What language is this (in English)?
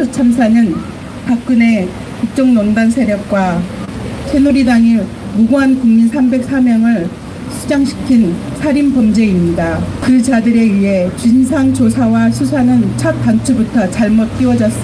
Korean